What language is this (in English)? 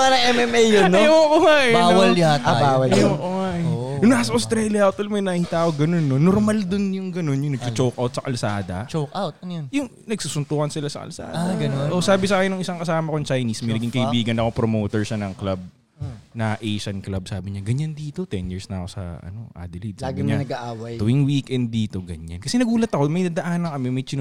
Filipino